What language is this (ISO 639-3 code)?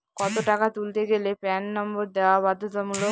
ben